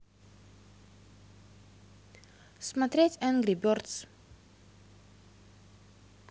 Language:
Russian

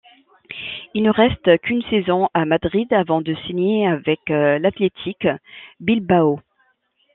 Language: French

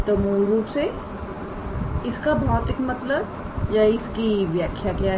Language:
Hindi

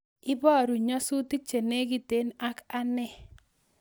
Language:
Kalenjin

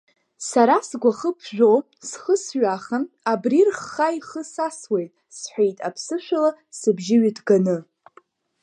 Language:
Abkhazian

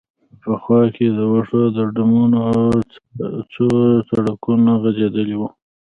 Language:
Pashto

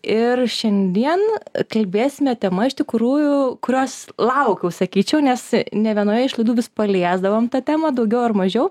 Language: Lithuanian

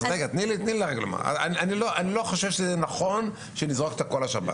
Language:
Hebrew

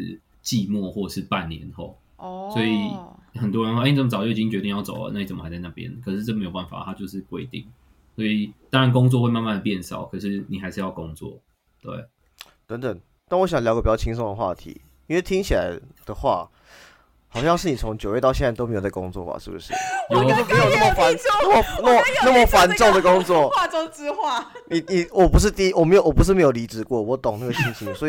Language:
Chinese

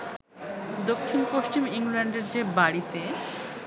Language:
Bangla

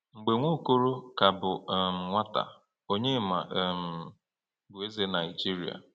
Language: Igbo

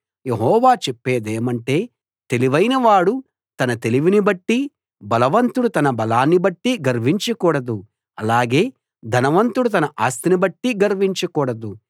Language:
Telugu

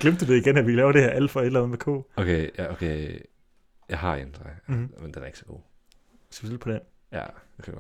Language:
Danish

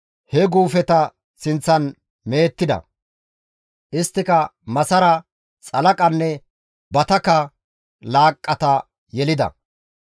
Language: Gamo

